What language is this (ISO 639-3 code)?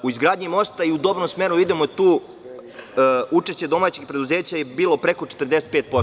srp